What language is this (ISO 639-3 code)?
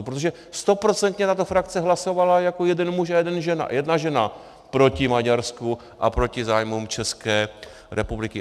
ces